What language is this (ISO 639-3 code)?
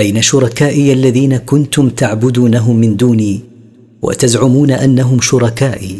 ara